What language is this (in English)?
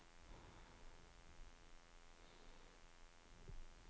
Danish